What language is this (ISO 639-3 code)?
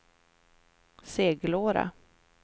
swe